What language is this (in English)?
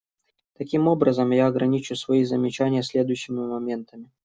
Russian